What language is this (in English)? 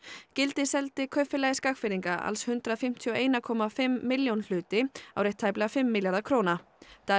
Icelandic